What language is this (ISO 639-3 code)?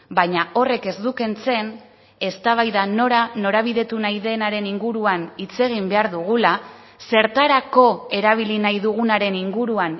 eus